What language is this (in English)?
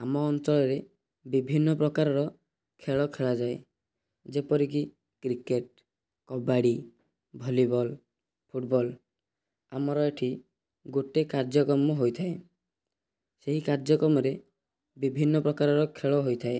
Odia